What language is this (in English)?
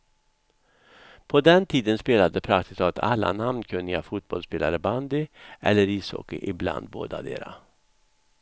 Swedish